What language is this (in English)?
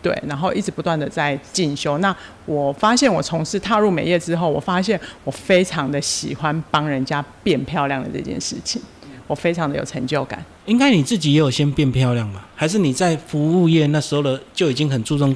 Chinese